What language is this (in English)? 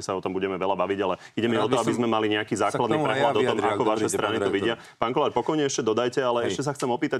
Slovak